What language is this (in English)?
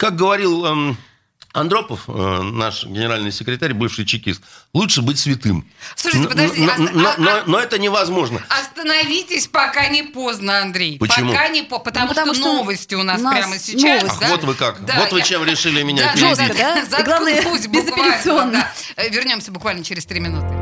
Russian